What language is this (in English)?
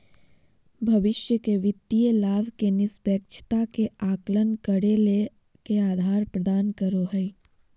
Magahi